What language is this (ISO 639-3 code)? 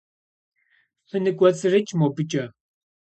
kbd